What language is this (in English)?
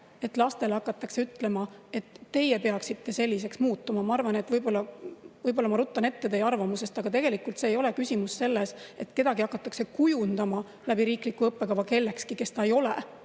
Estonian